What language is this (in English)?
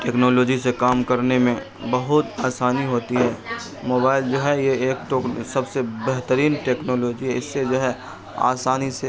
Urdu